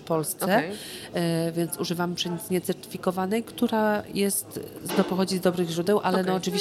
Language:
Polish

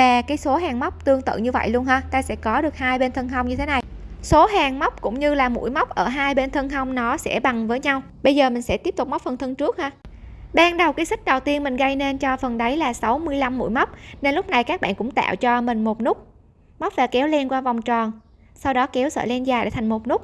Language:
Vietnamese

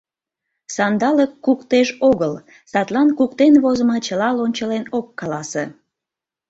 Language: Mari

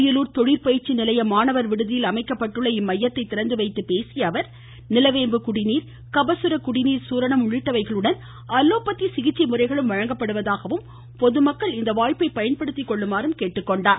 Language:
Tamil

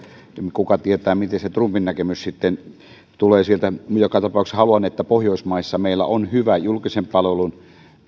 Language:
Finnish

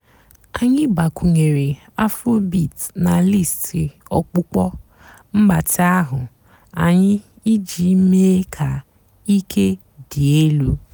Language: Igbo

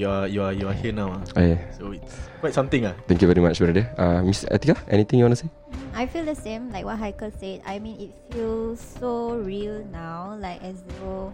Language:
Malay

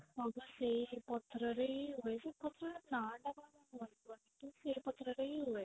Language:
Odia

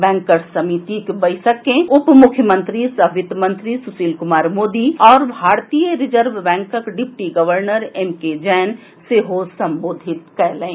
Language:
Maithili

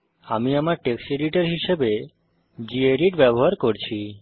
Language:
Bangla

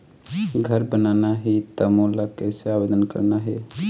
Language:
Chhattisgarhi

